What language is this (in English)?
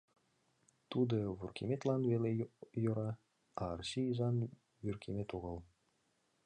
Mari